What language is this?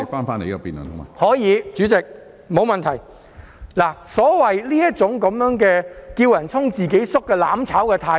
Cantonese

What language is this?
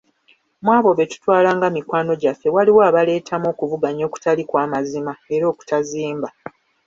Ganda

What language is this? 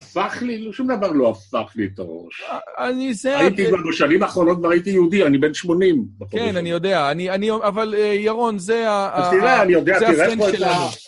Hebrew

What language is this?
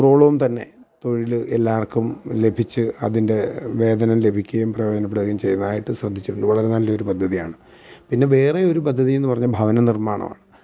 Malayalam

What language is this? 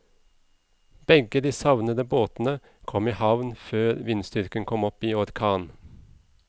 Norwegian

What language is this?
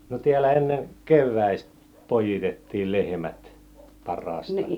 Finnish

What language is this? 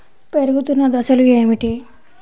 Telugu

